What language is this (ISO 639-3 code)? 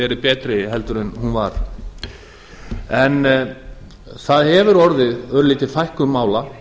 isl